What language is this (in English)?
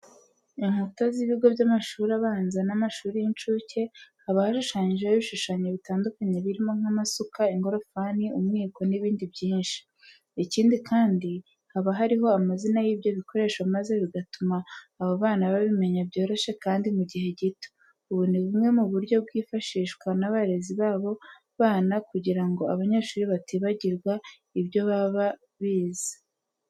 Kinyarwanda